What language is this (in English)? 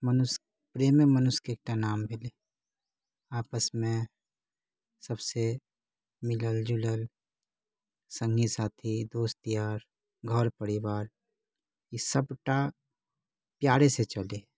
Maithili